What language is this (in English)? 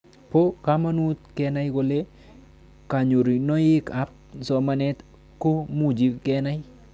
Kalenjin